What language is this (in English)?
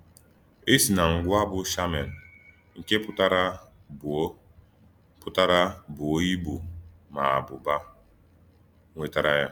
Igbo